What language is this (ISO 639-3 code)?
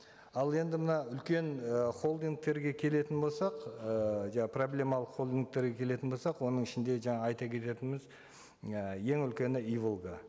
kaz